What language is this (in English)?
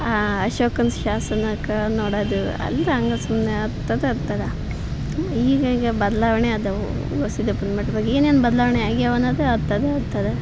Kannada